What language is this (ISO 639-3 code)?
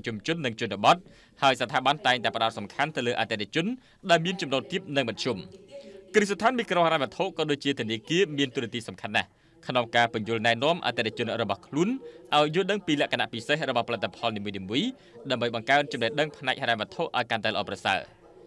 tha